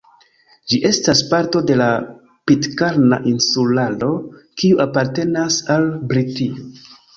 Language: Esperanto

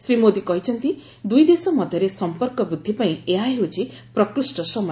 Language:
Odia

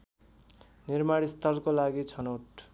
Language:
Nepali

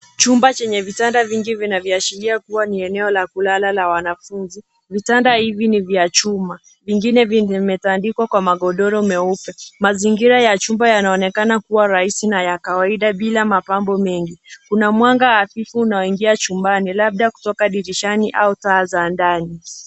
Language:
Swahili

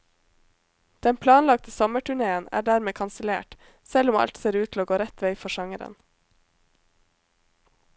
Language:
Norwegian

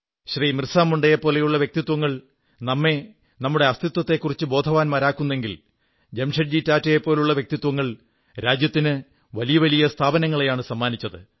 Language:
Malayalam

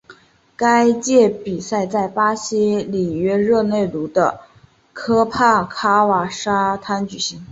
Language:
Chinese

